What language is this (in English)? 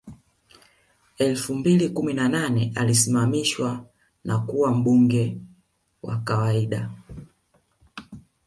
Swahili